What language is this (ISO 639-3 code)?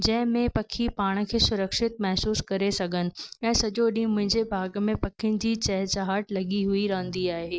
snd